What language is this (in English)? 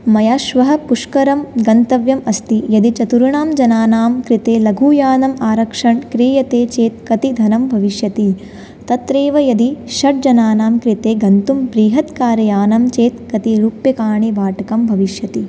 Sanskrit